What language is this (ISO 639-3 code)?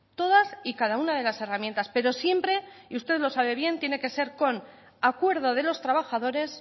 spa